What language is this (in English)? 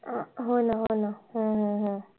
Marathi